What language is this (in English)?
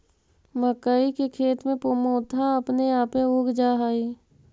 Magahi